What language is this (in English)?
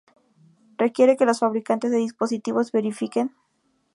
Spanish